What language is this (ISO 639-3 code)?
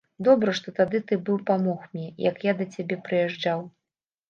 bel